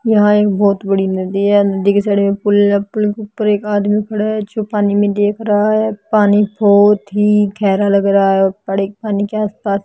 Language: Hindi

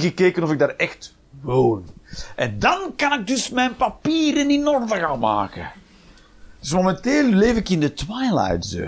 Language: Dutch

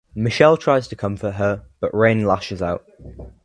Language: English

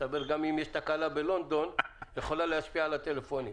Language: Hebrew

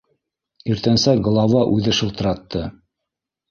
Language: Bashkir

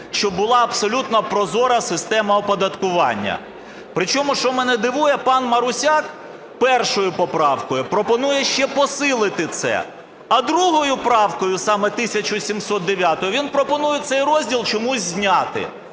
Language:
Ukrainian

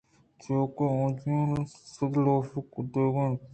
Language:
Eastern Balochi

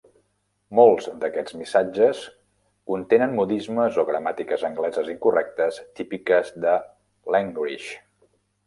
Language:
Catalan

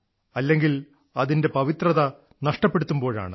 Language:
Malayalam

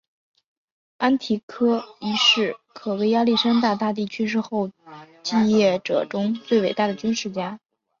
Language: Chinese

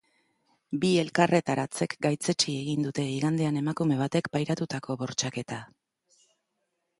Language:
Basque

